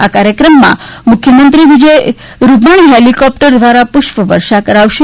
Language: Gujarati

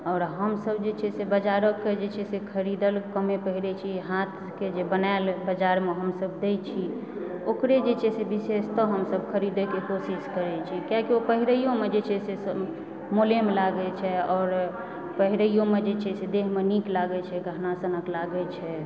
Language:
Maithili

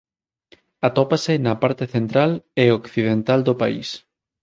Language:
Galician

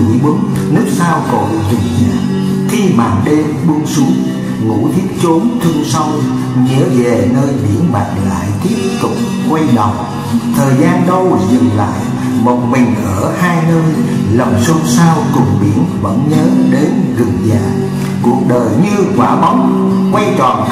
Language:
Vietnamese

